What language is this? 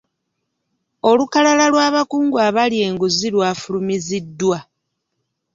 Ganda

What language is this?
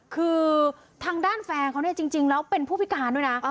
Thai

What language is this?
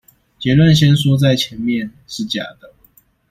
Chinese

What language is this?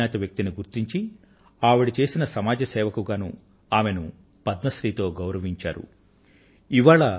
Telugu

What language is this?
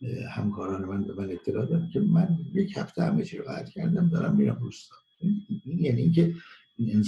Persian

